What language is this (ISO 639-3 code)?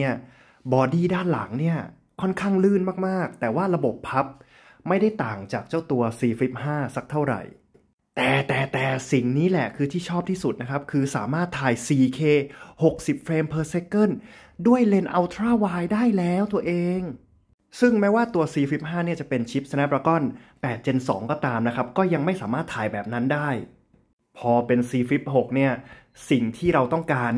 tha